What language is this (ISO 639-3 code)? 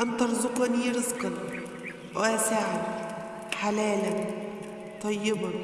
ara